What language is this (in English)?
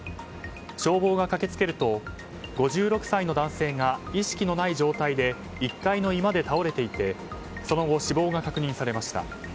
Japanese